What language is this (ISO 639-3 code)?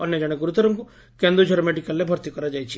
ori